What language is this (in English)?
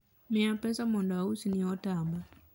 Luo (Kenya and Tanzania)